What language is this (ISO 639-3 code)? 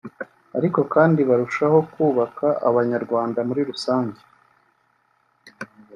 kin